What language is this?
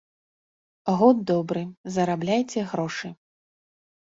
Belarusian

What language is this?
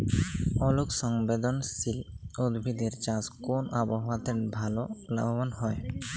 Bangla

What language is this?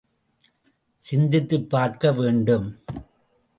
Tamil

